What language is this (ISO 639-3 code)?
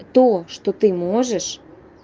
rus